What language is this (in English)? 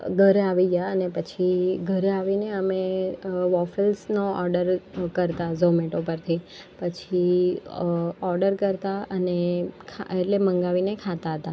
Gujarati